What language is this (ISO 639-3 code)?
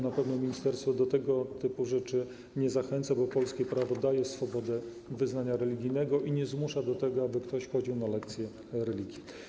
pol